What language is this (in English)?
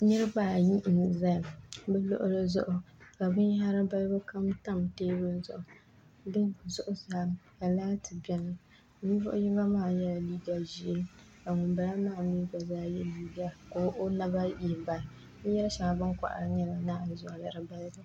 Dagbani